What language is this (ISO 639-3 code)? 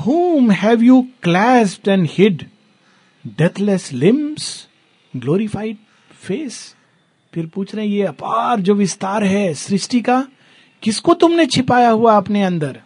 hin